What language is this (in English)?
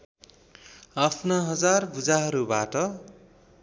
Nepali